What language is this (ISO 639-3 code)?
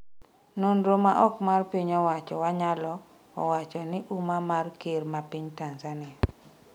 luo